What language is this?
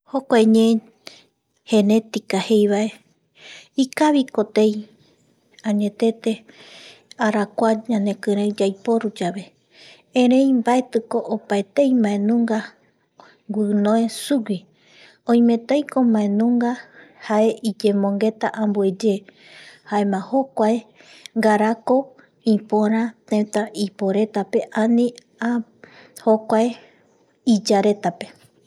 Eastern Bolivian Guaraní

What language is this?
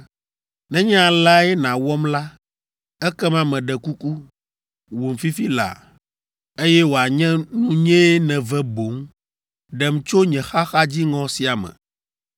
Ewe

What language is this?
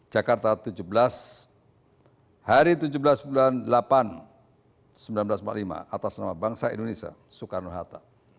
Indonesian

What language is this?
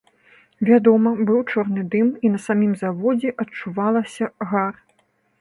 Belarusian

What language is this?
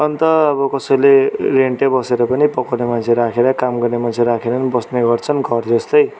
Nepali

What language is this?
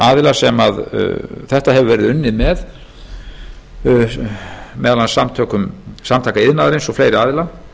Icelandic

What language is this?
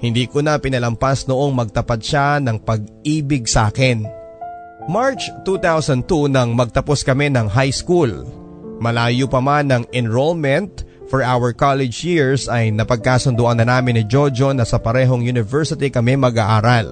Filipino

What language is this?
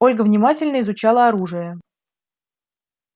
Russian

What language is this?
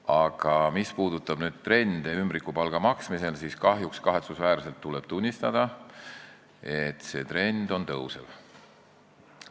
Estonian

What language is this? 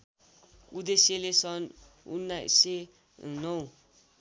Nepali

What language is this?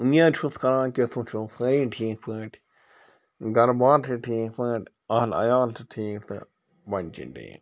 Kashmiri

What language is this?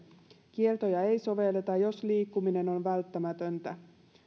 Finnish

